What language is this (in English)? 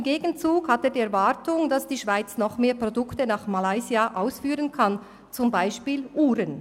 Swiss German